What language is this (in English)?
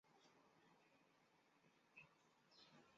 Chinese